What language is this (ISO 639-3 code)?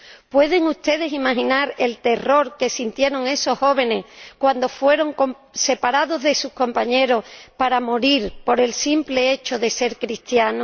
spa